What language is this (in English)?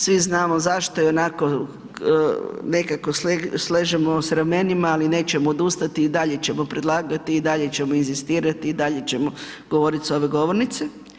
Croatian